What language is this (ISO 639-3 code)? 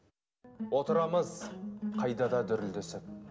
kaz